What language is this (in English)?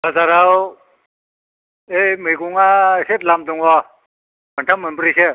Bodo